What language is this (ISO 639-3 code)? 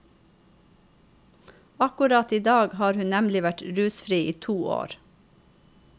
nor